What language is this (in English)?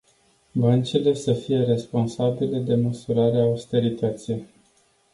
Romanian